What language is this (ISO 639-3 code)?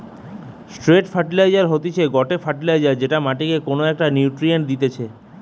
ben